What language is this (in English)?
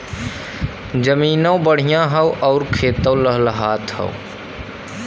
Bhojpuri